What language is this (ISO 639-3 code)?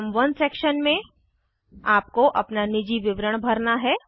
hin